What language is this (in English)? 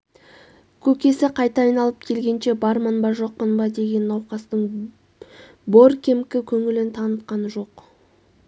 Kazakh